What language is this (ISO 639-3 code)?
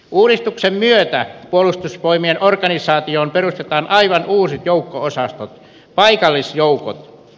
fin